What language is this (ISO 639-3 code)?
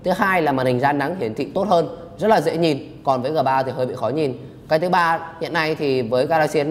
vie